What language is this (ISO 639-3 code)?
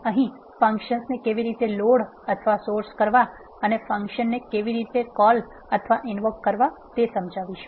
guj